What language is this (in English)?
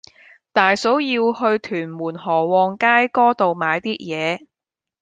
Cantonese